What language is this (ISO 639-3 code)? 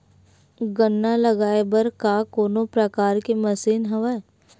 hne